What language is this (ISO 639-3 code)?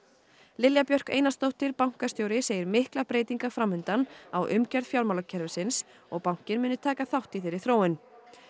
isl